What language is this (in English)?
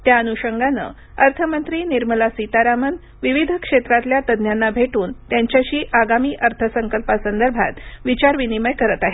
Marathi